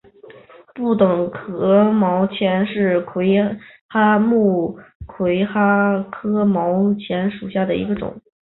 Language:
Chinese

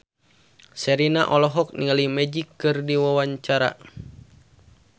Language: Sundanese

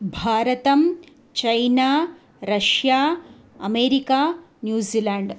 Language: Sanskrit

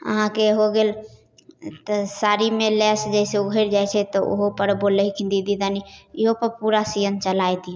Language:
Maithili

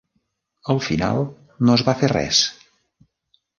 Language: Catalan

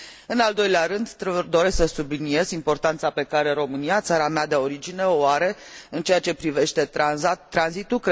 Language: Romanian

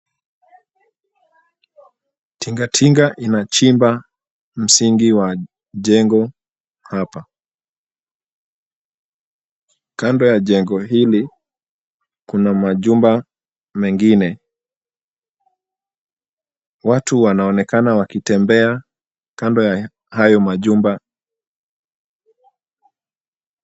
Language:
Swahili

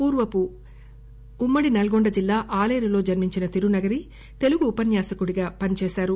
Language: Telugu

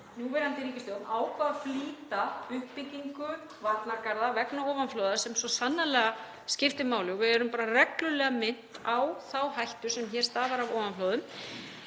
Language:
Icelandic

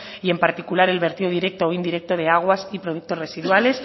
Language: Spanish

